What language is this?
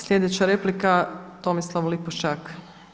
Croatian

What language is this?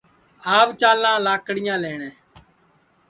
Sansi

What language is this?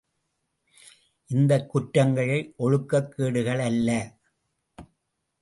Tamil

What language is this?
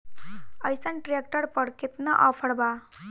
Bhojpuri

